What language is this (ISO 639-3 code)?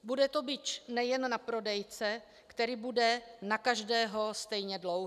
ces